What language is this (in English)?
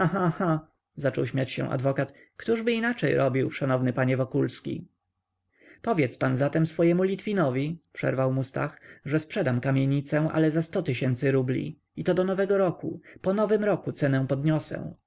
Polish